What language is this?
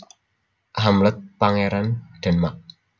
Javanese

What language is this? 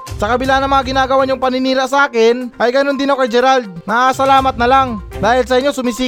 Filipino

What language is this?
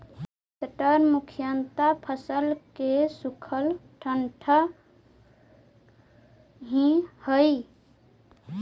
Magahi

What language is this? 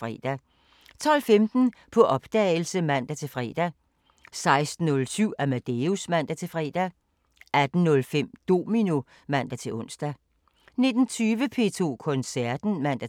Danish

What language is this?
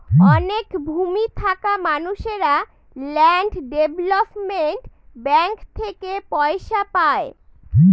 Bangla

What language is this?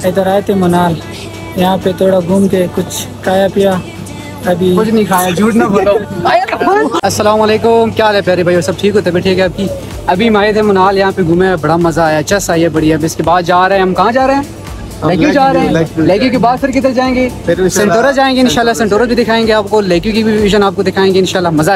Hindi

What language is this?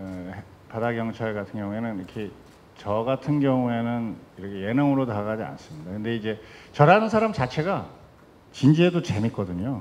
Korean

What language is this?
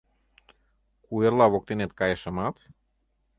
Mari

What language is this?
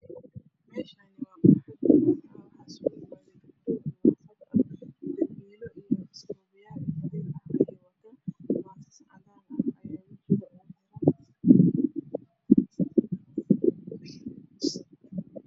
Somali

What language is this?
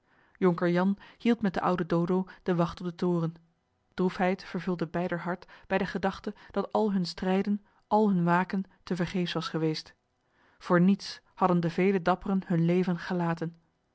Dutch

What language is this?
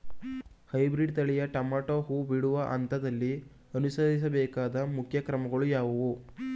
Kannada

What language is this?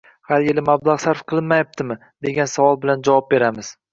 Uzbek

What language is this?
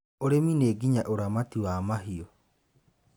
Kikuyu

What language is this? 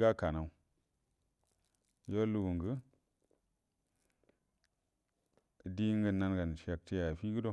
Buduma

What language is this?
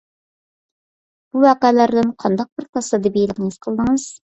Uyghur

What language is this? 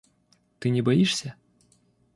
Russian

